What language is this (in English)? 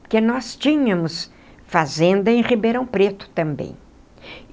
Portuguese